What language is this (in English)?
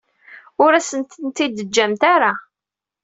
Kabyle